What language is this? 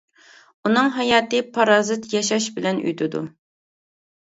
Uyghur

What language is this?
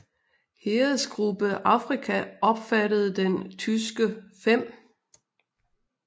Danish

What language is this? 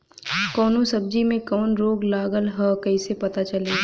Bhojpuri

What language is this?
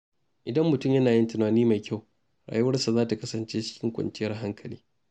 Hausa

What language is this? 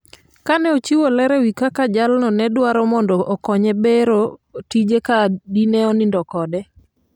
Luo (Kenya and Tanzania)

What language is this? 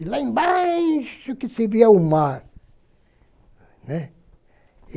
Portuguese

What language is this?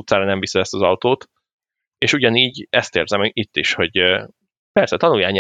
Hungarian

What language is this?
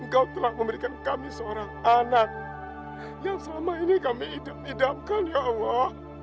Indonesian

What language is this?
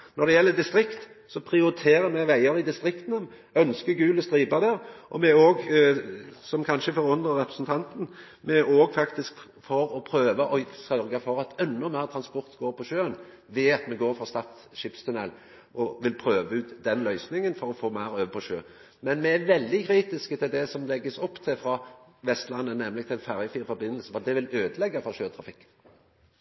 Norwegian Nynorsk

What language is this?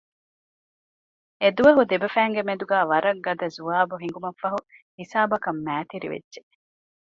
Divehi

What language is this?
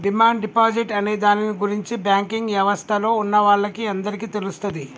Telugu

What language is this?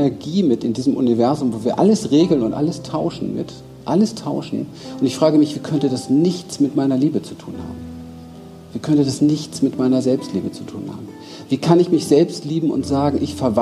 German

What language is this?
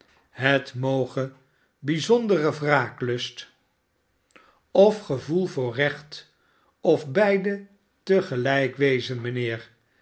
Dutch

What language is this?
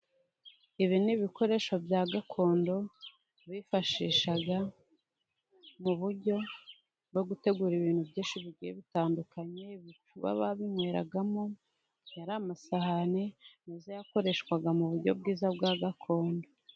Kinyarwanda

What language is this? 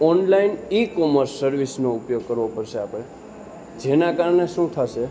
Gujarati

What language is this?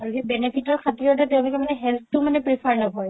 Assamese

